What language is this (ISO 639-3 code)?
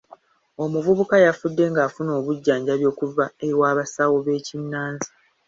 lug